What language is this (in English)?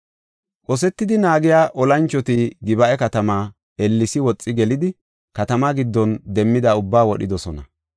Gofa